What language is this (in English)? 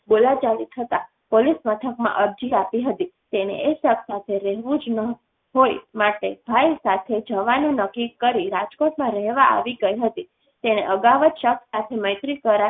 Gujarati